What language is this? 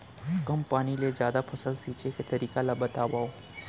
Chhattisgarhi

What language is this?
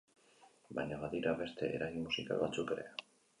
Basque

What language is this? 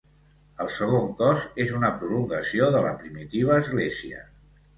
Catalan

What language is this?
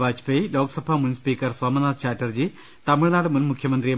Malayalam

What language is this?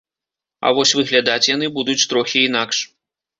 Belarusian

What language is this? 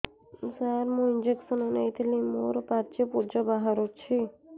Odia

